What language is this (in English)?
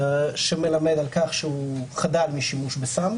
Hebrew